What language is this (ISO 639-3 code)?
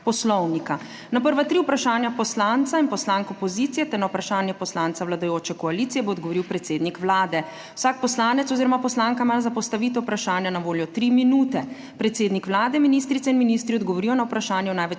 slv